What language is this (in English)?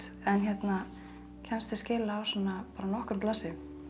Icelandic